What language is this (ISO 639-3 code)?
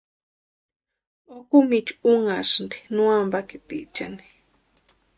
pua